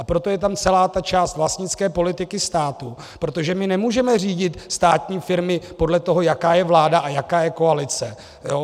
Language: Czech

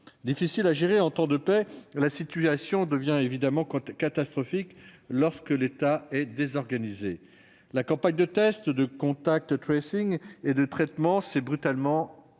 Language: French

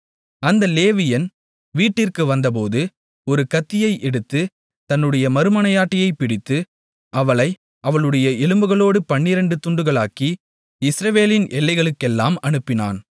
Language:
Tamil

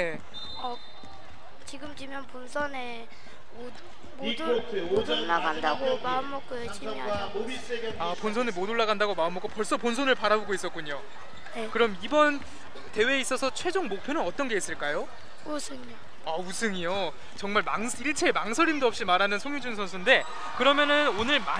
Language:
Korean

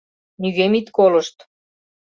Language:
Mari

